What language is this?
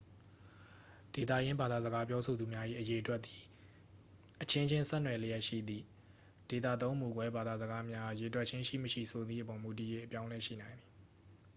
Burmese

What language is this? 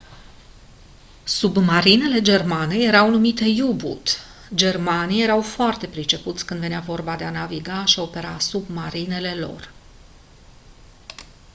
Romanian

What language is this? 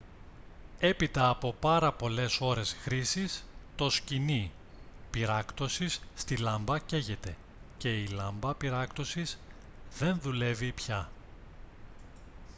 Greek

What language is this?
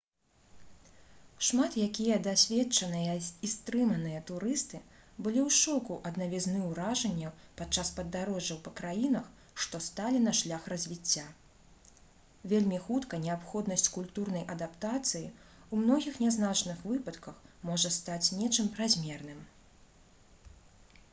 Belarusian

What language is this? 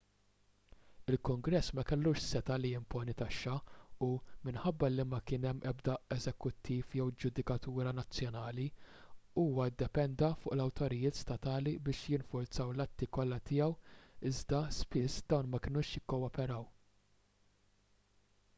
Maltese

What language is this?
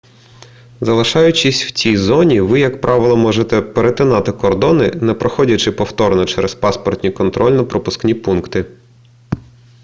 Ukrainian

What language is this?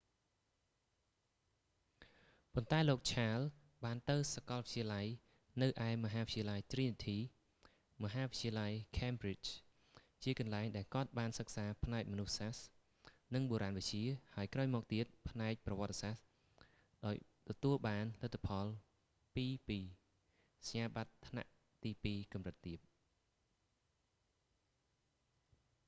Khmer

